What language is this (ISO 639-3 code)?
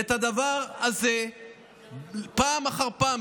heb